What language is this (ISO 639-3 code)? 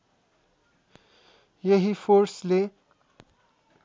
nep